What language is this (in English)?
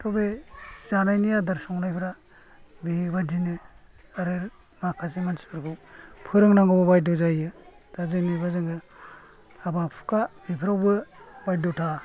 Bodo